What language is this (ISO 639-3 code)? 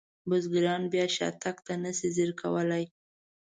pus